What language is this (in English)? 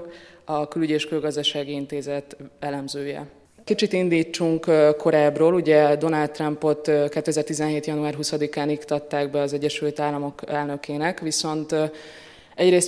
Hungarian